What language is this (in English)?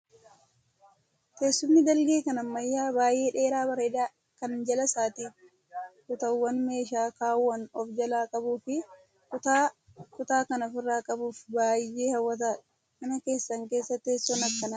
Oromo